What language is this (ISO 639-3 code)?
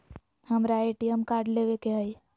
mag